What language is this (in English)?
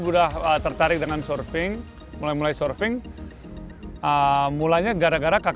Indonesian